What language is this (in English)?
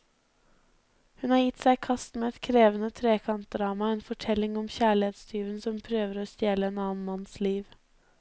Norwegian